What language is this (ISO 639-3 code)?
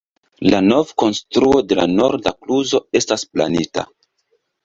epo